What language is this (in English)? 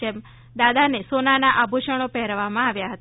Gujarati